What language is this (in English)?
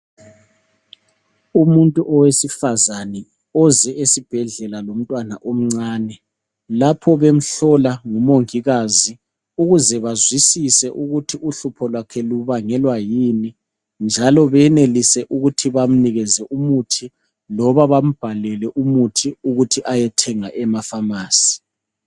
North Ndebele